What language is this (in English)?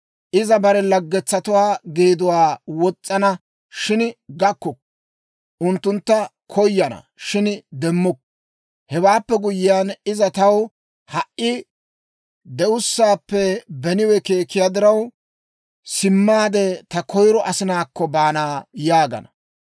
Dawro